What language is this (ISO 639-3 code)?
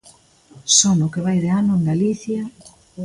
glg